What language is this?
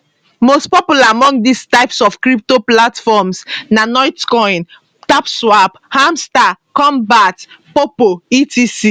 Nigerian Pidgin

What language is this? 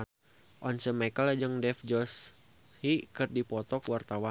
Sundanese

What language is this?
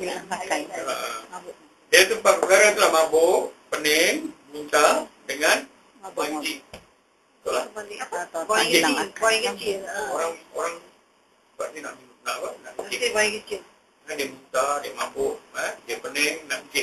Malay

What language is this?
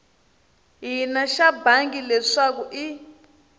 Tsonga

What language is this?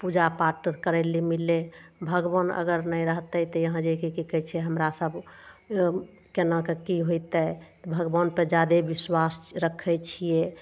Maithili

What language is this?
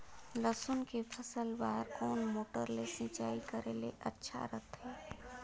Chhattisgarhi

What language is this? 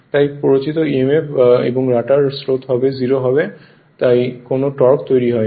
Bangla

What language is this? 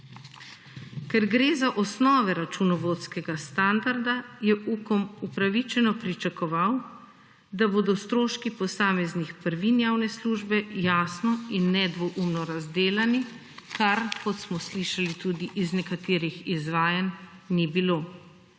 Slovenian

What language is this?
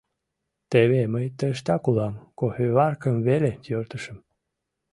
Mari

